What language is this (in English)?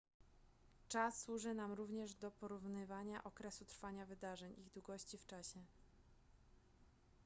Polish